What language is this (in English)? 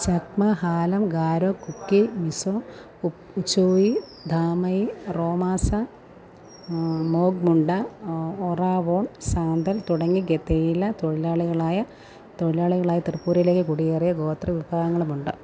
Malayalam